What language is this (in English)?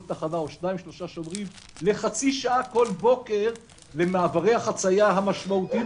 Hebrew